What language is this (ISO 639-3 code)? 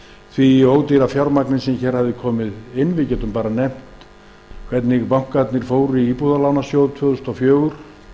isl